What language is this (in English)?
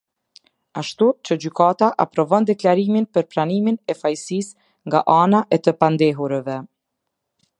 Albanian